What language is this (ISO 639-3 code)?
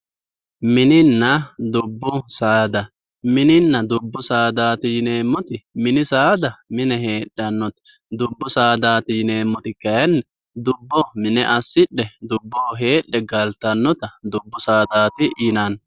sid